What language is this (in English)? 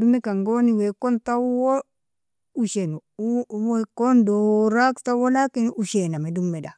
Nobiin